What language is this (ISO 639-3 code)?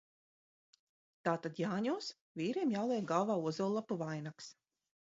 lav